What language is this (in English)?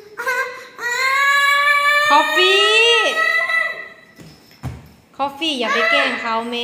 Thai